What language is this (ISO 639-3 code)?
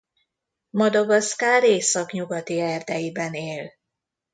hun